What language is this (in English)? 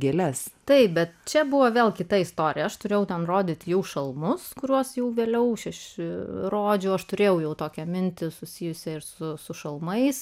Lithuanian